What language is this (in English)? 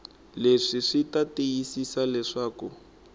Tsonga